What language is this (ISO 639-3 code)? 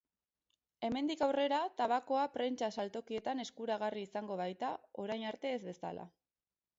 eus